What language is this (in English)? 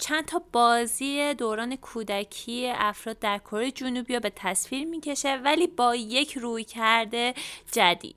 Persian